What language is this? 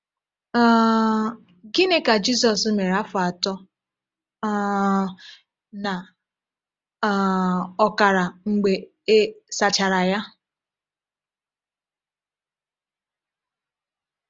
Igbo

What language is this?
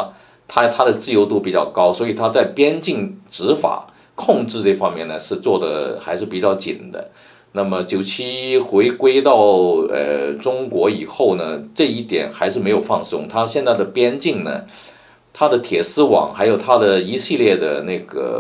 Chinese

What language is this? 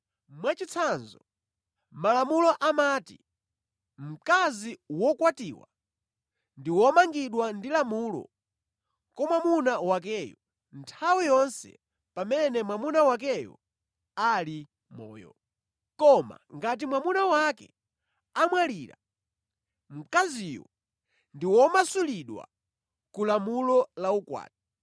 Nyanja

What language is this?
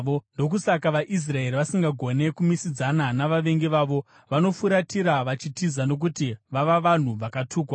Shona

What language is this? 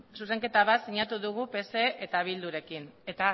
Basque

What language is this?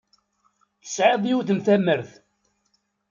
Kabyle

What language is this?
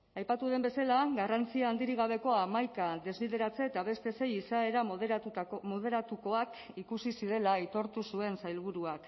Basque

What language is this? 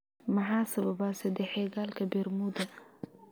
Somali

